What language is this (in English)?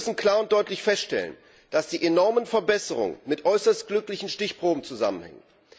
German